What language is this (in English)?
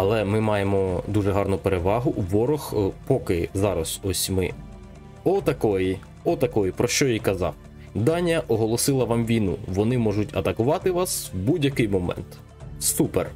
Ukrainian